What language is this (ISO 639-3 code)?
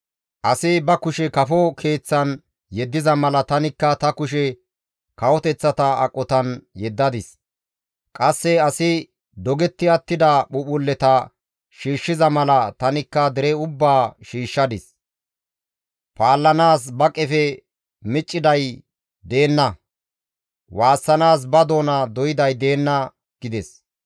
gmv